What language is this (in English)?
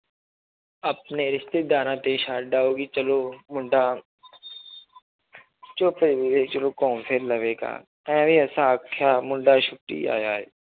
Punjabi